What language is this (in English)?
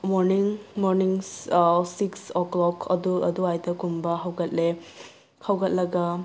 Manipuri